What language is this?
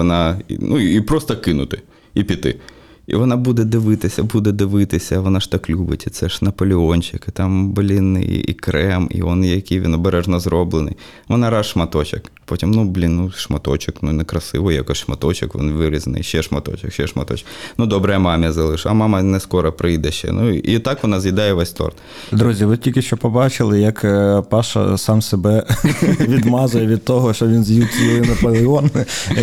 Ukrainian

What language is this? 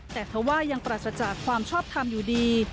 Thai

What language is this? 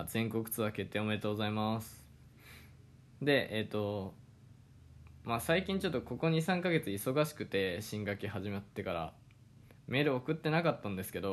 Japanese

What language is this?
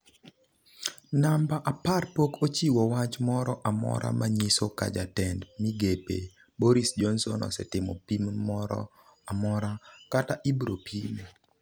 Luo (Kenya and Tanzania)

